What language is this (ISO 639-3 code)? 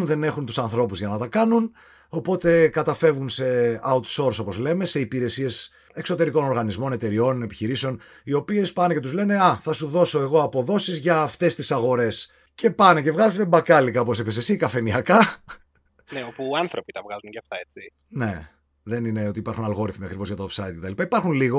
ell